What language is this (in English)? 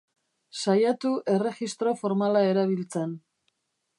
Basque